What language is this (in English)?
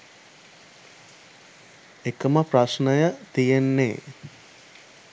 Sinhala